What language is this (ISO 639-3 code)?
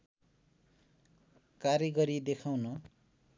nep